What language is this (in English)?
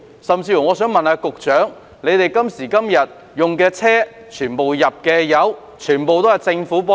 Cantonese